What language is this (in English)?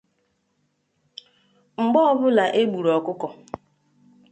Igbo